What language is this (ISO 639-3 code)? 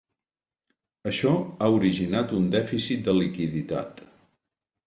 cat